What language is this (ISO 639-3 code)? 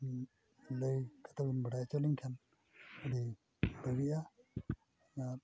sat